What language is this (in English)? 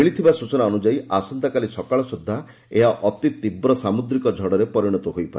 Odia